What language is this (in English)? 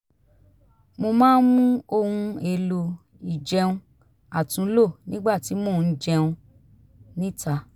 Yoruba